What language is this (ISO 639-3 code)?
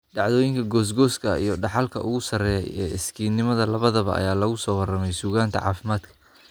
som